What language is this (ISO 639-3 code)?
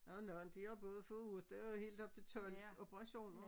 dan